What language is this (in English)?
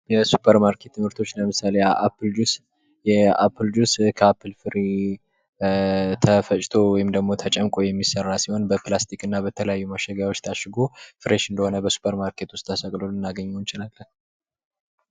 Amharic